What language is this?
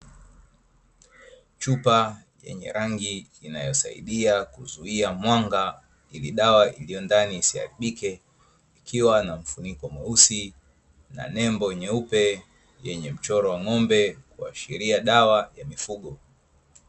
Swahili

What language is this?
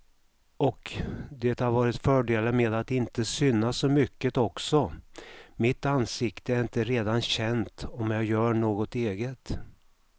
Swedish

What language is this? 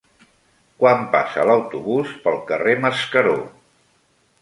Catalan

